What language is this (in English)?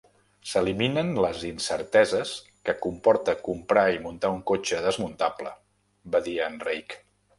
Catalan